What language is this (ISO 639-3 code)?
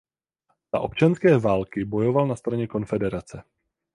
ces